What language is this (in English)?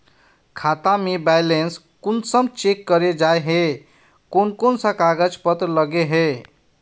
Magahi